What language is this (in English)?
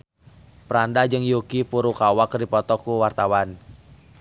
Sundanese